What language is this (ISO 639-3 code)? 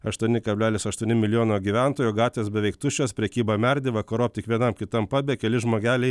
lit